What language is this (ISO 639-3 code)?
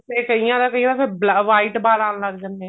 pan